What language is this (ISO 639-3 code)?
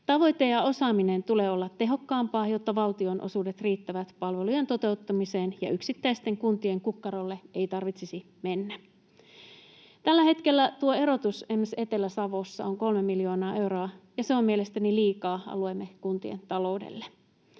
fin